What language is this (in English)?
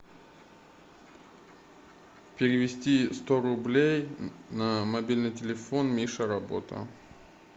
Russian